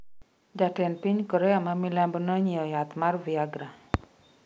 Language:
Luo (Kenya and Tanzania)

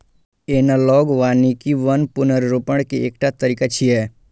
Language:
Maithili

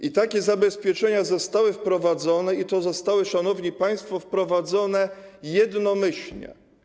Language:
Polish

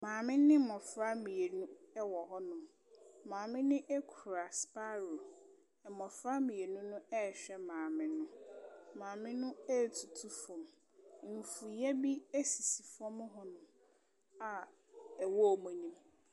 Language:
Akan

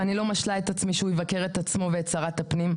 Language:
Hebrew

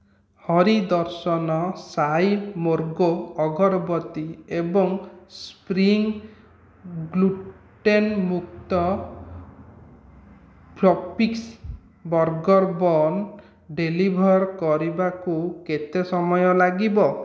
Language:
Odia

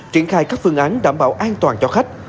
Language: Vietnamese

